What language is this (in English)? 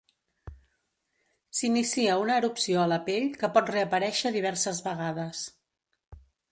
Catalan